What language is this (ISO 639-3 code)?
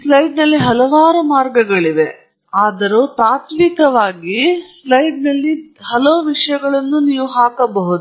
kan